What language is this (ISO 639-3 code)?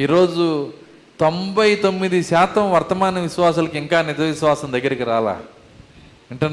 tel